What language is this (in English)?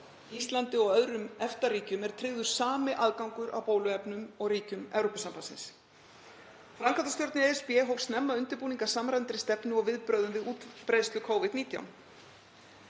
Icelandic